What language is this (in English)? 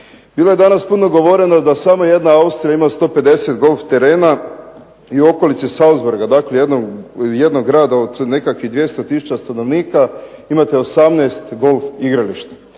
Croatian